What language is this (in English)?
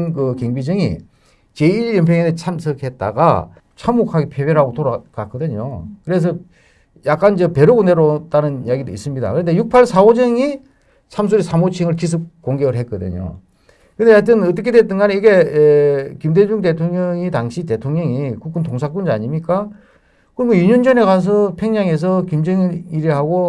Korean